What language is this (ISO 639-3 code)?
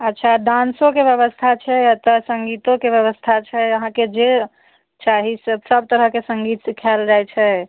mai